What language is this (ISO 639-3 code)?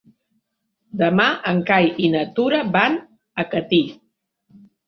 cat